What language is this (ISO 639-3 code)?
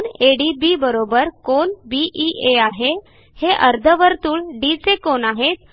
mar